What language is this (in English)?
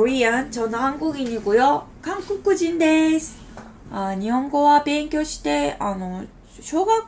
Korean